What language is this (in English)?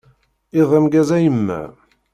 Kabyle